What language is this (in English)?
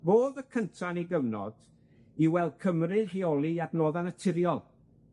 Welsh